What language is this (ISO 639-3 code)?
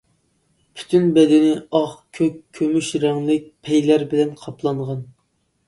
uig